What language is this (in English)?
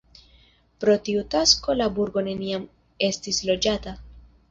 Esperanto